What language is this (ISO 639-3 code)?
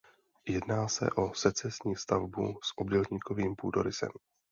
ces